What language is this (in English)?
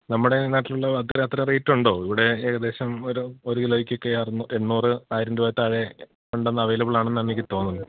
Malayalam